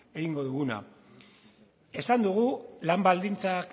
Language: Basque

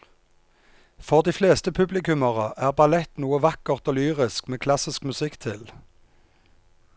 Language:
Norwegian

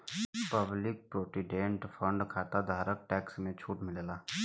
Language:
Bhojpuri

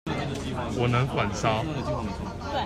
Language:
Chinese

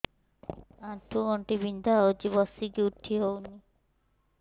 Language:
Odia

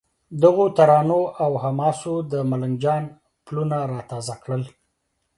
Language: Pashto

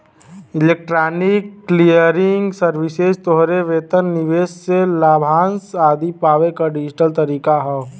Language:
Bhojpuri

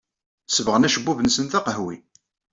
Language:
Kabyle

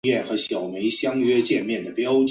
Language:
Chinese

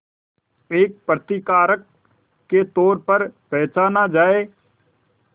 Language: Hindi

